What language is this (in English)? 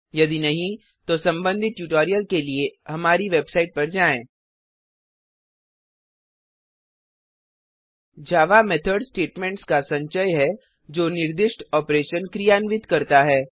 Hindi